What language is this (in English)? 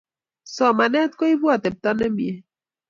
Kalenjin